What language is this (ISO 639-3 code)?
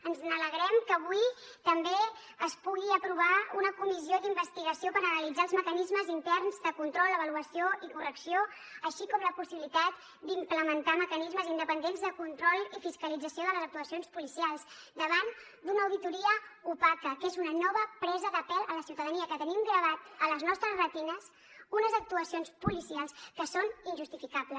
cat